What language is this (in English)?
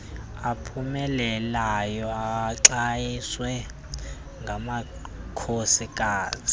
Xhosa